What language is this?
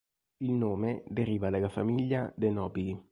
Italian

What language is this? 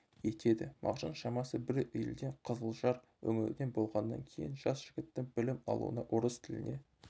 Kazakh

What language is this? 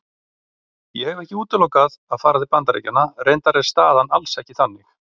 Icelandic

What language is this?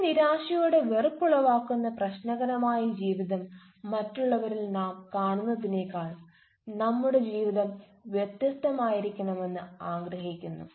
Malayalam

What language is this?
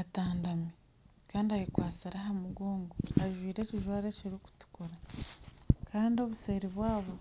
Nyankole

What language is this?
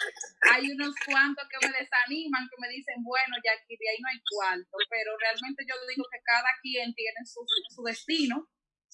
Spanish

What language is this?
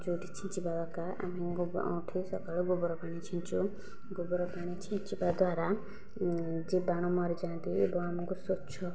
Odia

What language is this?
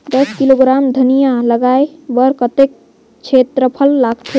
Chhattisgarhi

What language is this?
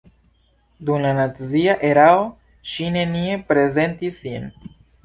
Esperanto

